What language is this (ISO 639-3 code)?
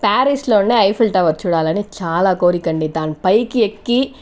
tel